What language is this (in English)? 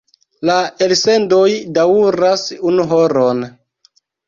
Esperanto